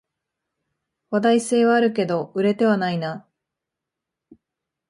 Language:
Japanese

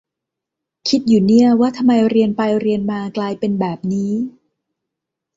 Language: Thai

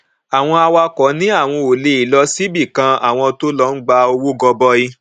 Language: Yoruba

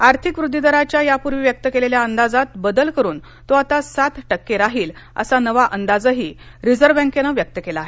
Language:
Marathi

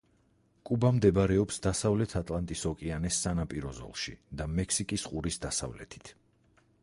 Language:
Georgian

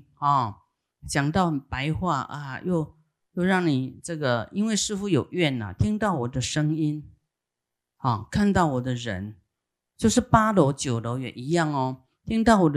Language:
Chinese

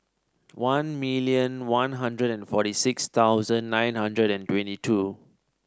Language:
English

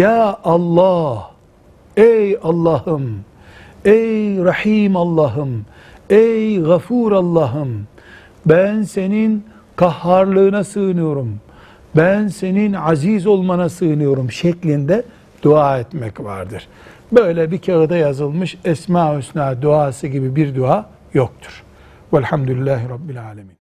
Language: Turkish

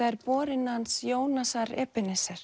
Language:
Icelandic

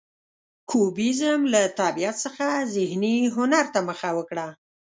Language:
Pashto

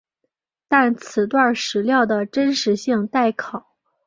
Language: Chinese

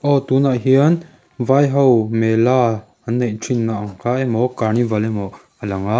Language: Mizo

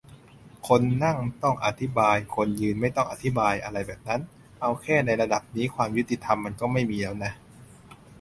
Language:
Thai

